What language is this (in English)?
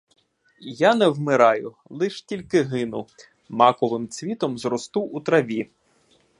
Ukrainian